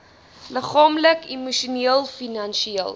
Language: Afrikaans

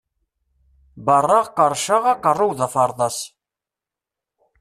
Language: Kabyle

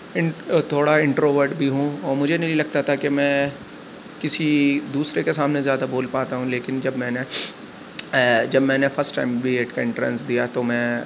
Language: Urdu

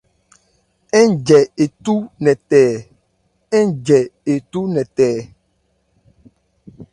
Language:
Ebrié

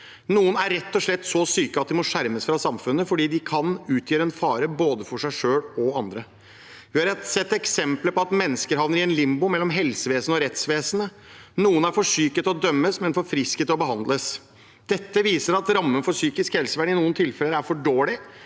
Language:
Norwegian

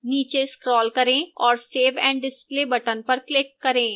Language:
Hindi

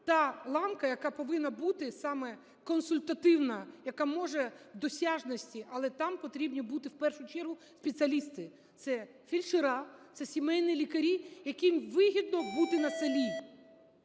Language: Ukrainian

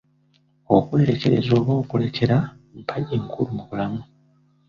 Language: Ganda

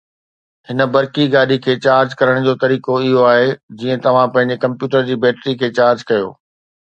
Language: Sindhi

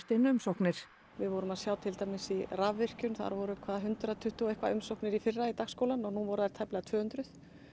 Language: Icelandic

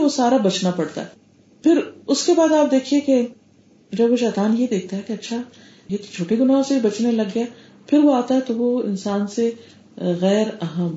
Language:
Urdu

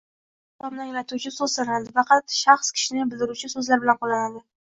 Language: Uzbek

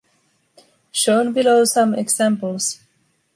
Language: English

